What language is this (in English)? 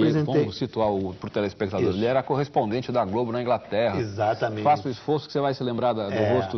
Portuguese